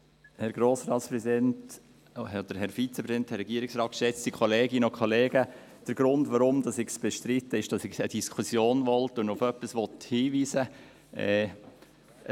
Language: Swiss German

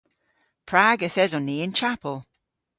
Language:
Cornish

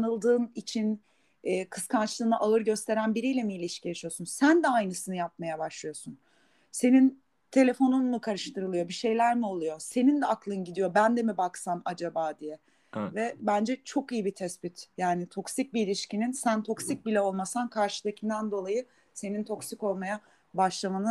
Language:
Turkish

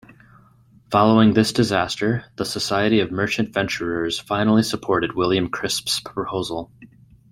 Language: English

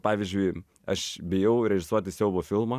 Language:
Lithuanian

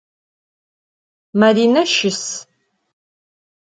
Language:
Adyghe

